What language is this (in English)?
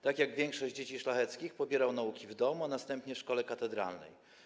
Polish